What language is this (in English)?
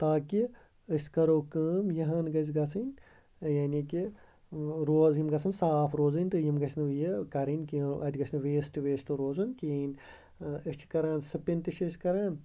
Kashmiri